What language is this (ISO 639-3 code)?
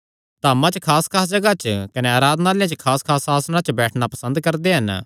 xnr